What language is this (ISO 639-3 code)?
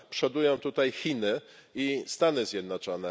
pol